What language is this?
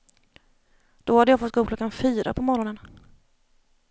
Swedish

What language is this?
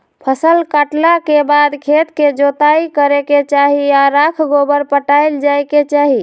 Magahi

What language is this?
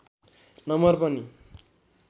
Nepali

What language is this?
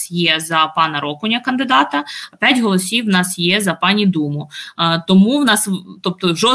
Ukrainian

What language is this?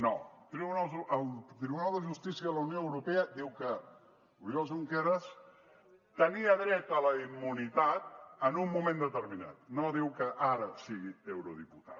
Catalan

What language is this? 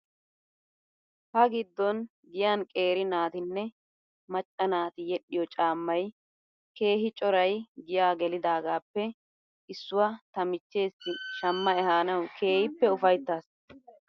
Wolaytta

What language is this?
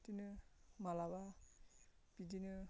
Bodo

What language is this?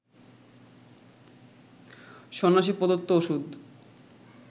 Bangla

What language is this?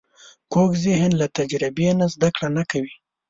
Pashto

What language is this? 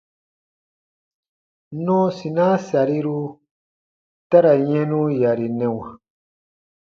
Baatonum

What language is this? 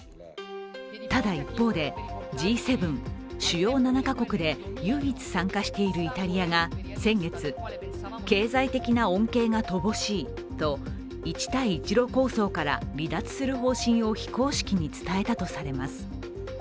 Japanese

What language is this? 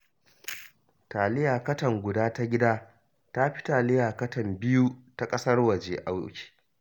Hausa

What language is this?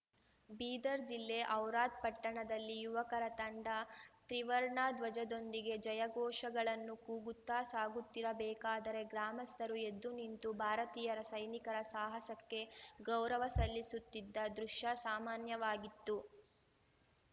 Kannada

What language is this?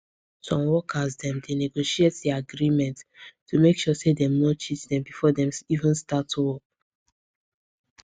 Nigerian Pidgin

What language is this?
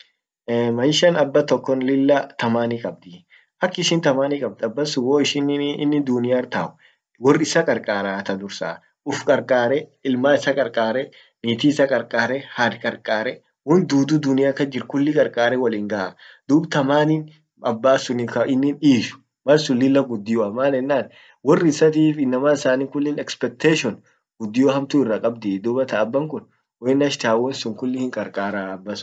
Orma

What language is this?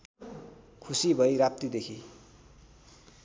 Nepali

